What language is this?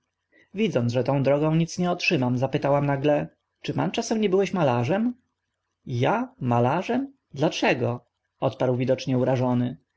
Polish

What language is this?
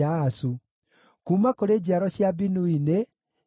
Kikuyu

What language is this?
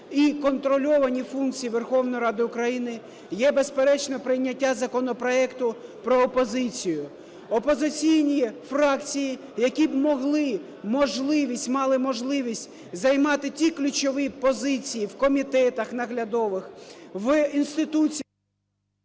Ukrainian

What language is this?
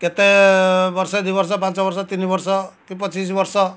Odia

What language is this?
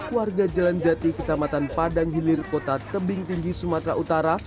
Indonesian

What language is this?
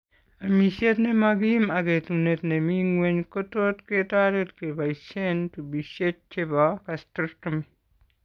Kalenjin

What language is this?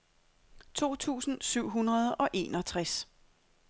Danish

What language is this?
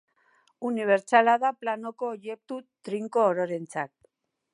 Basque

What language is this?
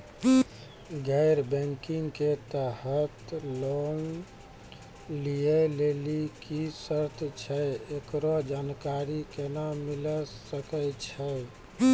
Maithili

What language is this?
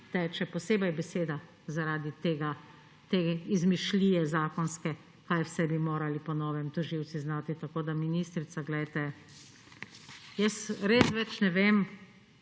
Slovenian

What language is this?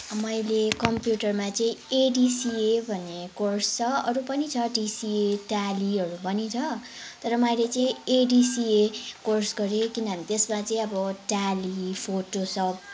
Nepali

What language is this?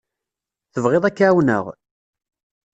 Kabyle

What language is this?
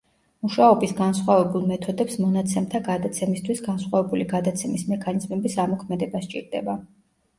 Georgian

